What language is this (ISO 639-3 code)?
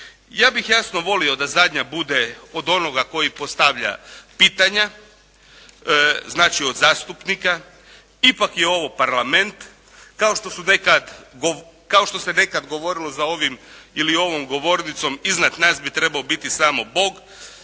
hrv